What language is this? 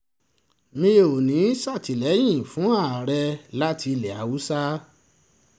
Yoruba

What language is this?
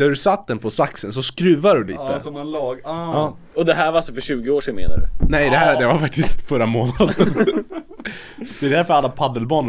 Swedish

